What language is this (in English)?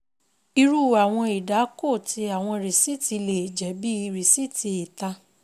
Yoruba